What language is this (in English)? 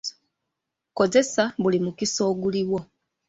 Ganda